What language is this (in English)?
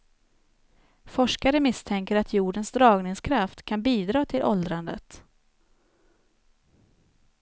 Swedish